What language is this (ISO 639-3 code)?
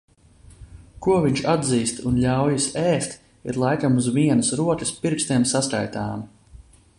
lav